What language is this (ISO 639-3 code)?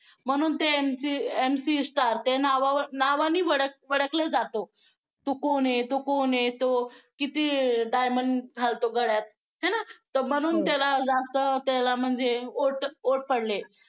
mar